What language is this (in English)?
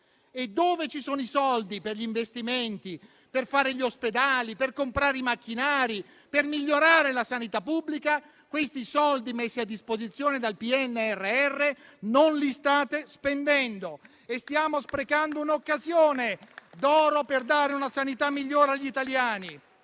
Italian